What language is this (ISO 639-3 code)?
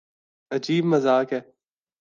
urd